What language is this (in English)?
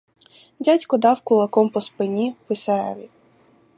Ukrainian